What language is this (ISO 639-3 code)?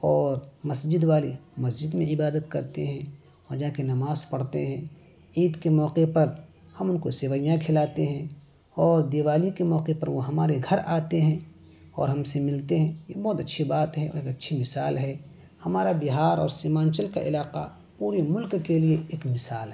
urd